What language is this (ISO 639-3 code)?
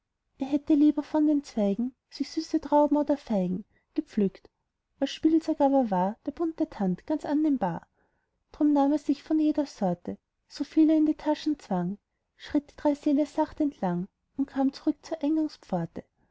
deu